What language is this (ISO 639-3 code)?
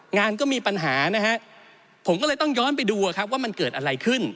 tha